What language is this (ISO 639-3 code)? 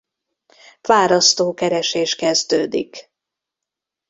hun